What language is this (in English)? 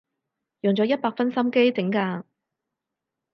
Cantonese